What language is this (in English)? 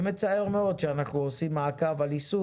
Hebrew